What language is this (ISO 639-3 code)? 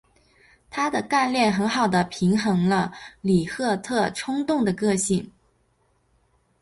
zho